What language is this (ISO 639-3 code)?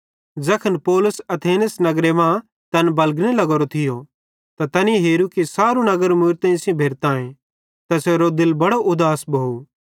bhd